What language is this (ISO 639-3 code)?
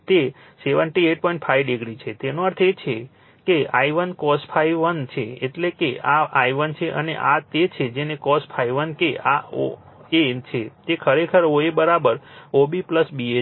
guj